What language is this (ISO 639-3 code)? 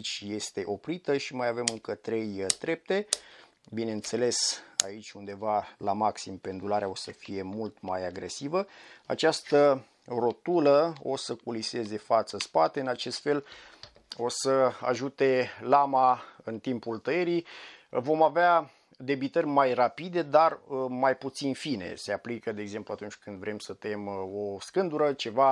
ron